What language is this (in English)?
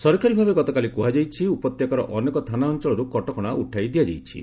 Odia